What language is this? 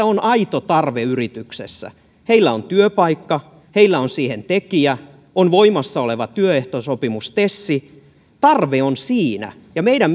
Finnish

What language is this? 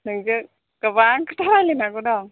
Bodo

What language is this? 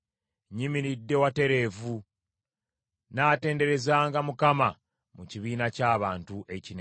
Ganda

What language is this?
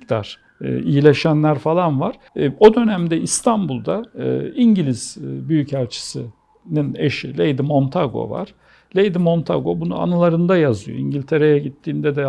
Turkish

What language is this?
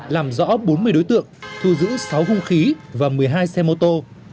Vietnamese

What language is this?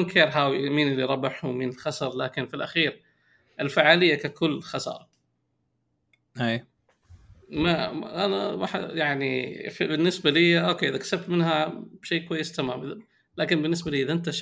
Arabic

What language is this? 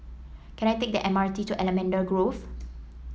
English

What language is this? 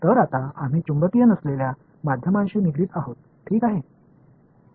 Marathi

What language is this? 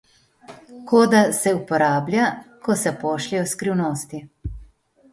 Slovenian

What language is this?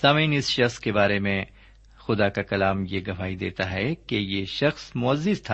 Urdu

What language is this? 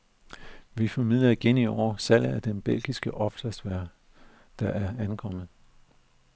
Danish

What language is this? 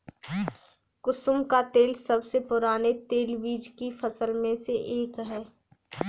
Hindi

